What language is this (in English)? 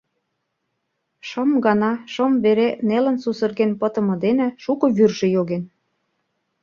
Mari